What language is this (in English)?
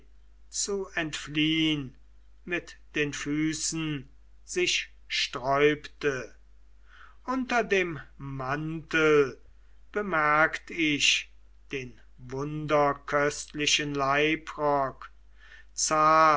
German